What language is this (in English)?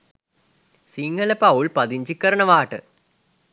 Sinhala